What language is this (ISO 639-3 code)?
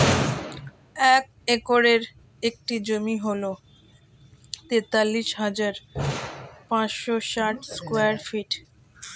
ben